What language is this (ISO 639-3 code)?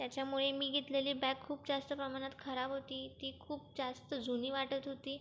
mar